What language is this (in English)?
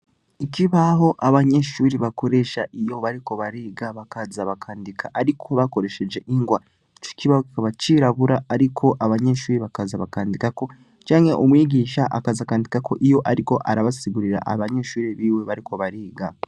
Rundi